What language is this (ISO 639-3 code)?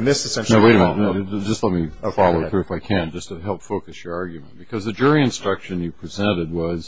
eng